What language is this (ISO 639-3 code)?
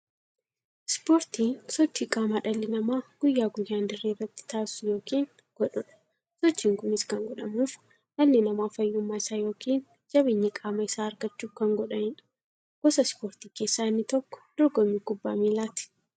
orm